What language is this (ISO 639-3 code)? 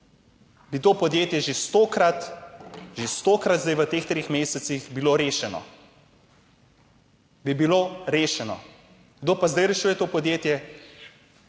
slv